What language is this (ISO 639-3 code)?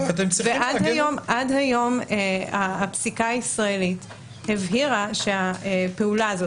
heb